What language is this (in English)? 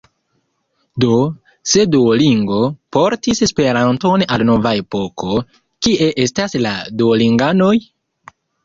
Esperanto